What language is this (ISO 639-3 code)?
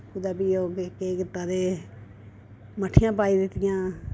doi